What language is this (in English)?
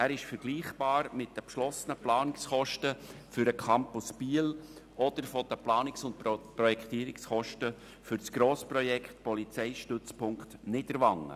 Swiss German